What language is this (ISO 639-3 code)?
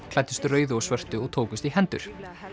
isl